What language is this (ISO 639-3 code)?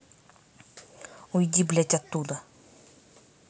rus